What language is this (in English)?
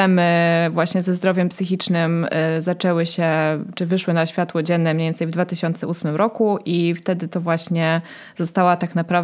Polish